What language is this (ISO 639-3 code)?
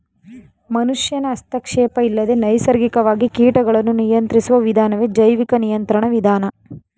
kan